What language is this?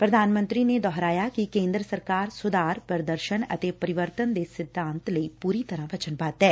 Punjabi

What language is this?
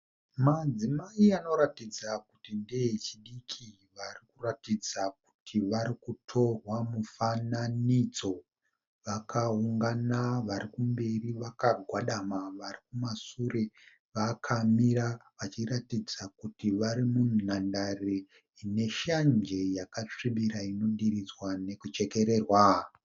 Shona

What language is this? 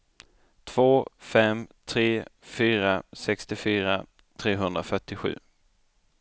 Swedish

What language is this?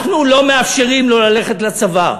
Hebrew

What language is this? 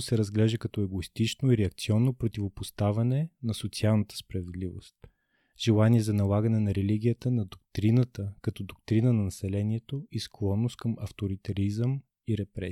Bulgarian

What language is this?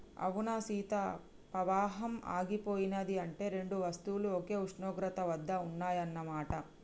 Telugu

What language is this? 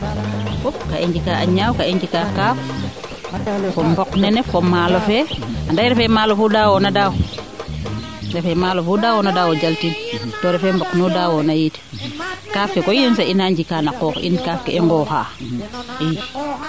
Serer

